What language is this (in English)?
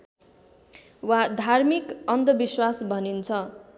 Nepali